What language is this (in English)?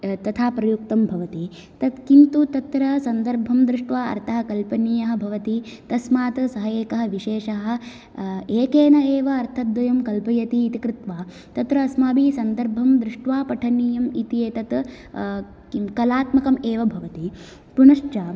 Sanskrit